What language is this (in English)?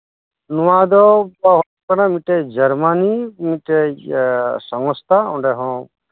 Santali